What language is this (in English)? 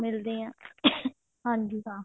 Punjabi